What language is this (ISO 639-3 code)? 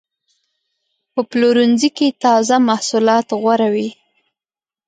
pus